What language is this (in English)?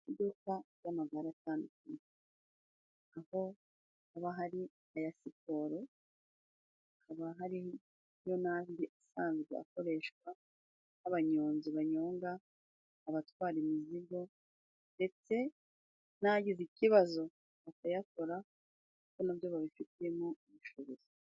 Kinyarwanda